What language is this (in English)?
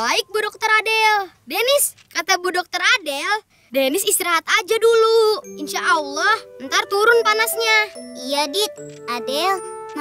Indonesian